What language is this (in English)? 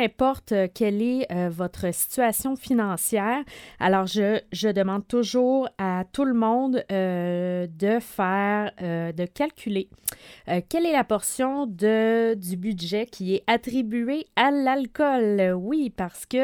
French